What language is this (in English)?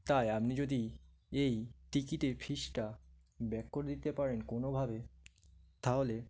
Bangla